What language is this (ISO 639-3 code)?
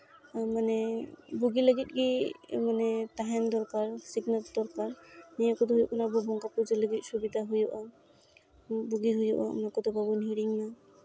sat